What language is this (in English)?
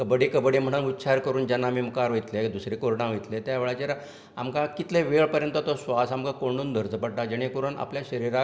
Konkani